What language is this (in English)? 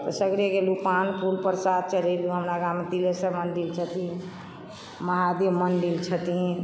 Maithili